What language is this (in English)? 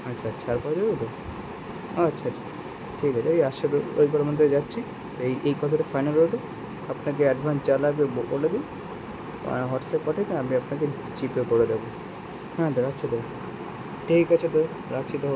Bangla